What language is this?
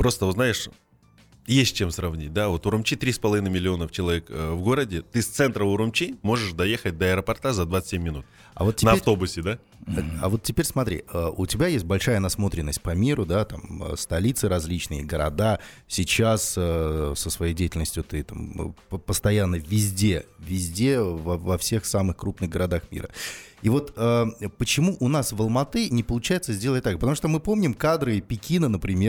Russian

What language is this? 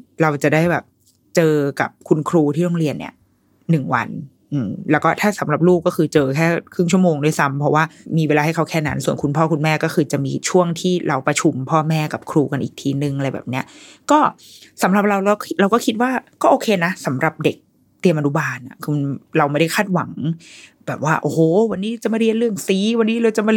Thai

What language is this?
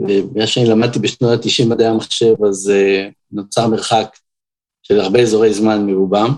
Hebrew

